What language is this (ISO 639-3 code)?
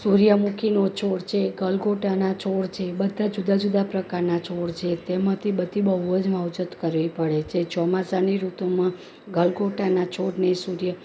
guj